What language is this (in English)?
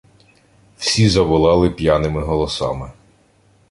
Ukrainian